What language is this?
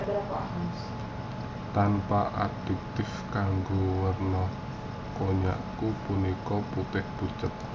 Javanese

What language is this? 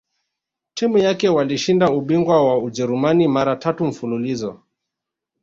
Swahili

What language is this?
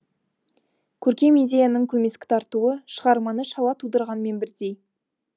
Kazakh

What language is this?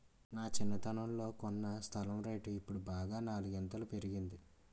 Telugu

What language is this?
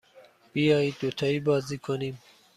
Persian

